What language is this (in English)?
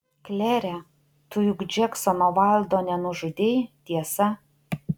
Lithuanian